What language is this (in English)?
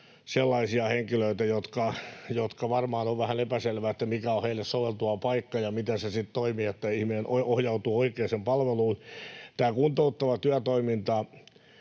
Finnish